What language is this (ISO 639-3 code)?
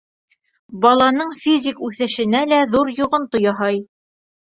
bak